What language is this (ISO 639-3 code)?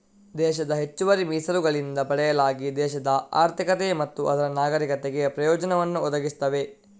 kan